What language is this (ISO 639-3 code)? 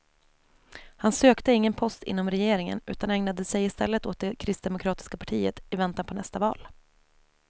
swe